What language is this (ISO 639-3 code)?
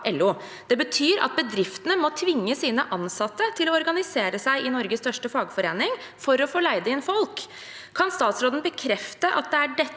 nor